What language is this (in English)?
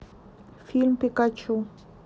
Russian